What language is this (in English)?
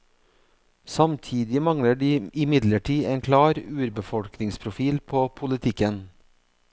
Norwegian